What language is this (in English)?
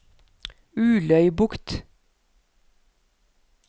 Norwegian